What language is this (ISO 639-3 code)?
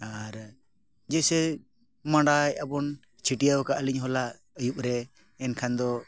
sat